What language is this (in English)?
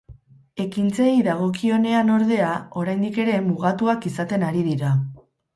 Basque